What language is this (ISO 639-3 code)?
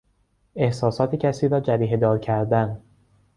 fas